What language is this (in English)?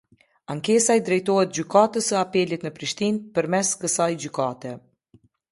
Albanian